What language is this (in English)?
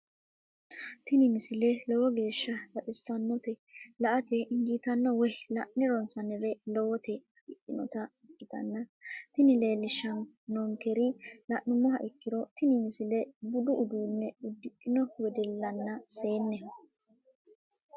Sidamo